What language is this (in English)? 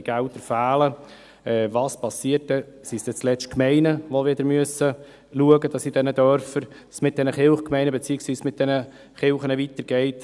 Swiss German